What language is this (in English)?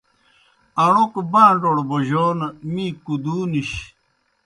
Kohistani Shina